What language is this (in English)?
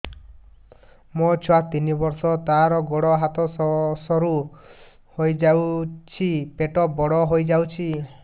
Odia